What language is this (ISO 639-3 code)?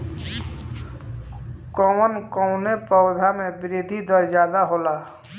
bho